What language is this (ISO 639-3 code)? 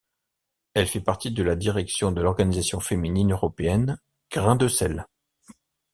fra